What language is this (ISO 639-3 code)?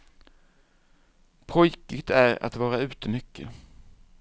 swe